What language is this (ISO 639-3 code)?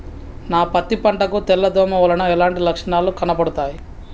tel